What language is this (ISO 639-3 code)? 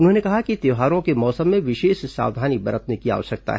hin